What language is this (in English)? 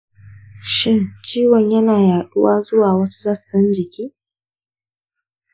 Hausa